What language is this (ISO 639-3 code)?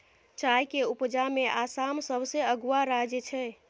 mai